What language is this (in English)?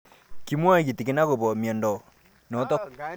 Kalenjin